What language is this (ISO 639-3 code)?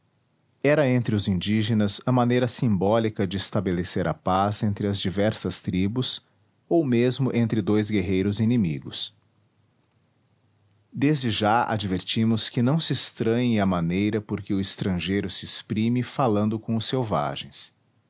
por